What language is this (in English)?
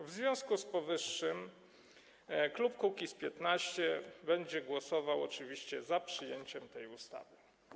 Polish